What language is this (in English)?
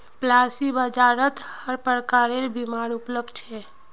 Magahi